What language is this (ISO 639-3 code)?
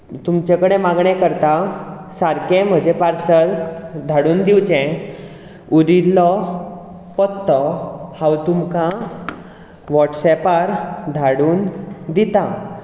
kok